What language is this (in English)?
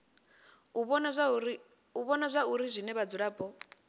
Venda